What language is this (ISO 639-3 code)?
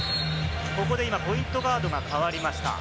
jpn